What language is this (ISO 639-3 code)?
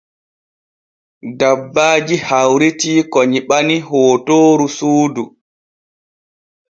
fue